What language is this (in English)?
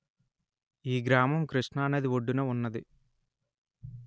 Telugu